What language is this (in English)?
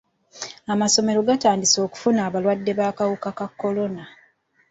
Ganda